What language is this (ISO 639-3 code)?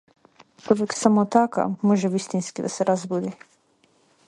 mkd